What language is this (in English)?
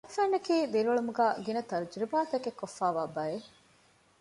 Divehi